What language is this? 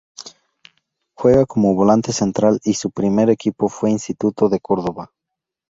Spanish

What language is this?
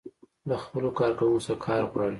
Pashto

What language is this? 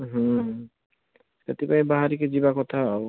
Odia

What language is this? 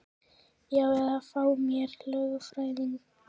Icelandic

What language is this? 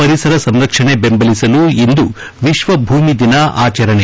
Kannada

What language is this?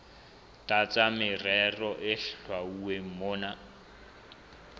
Southern Sotho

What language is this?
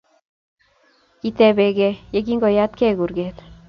Kalenjin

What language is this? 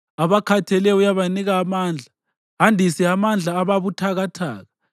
North Ndebele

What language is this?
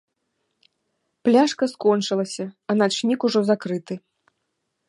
Belarusian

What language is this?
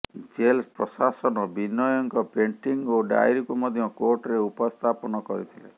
Odia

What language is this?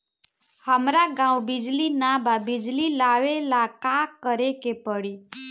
Bhojpuri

